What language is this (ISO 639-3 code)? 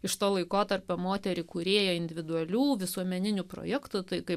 lit